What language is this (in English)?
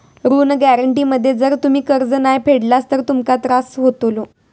Marathi